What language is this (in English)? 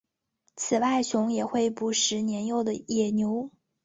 Chinese